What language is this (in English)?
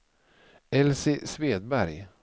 Swedish